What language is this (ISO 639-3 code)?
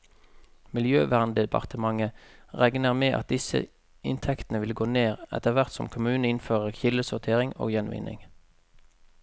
nor